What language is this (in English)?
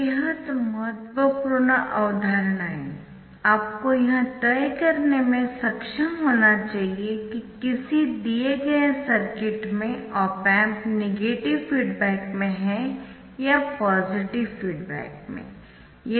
Hindi